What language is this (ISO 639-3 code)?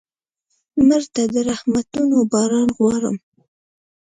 pus